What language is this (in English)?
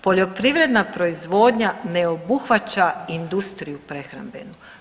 Croatian